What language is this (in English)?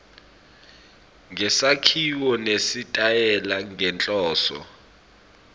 Swati